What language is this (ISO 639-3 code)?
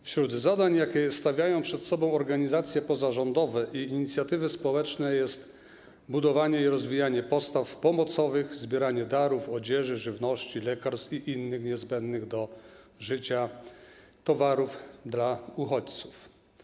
pol